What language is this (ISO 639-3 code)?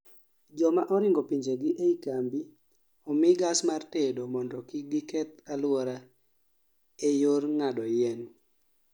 luo